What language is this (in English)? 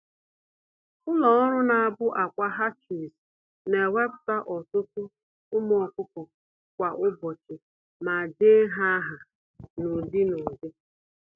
Igbo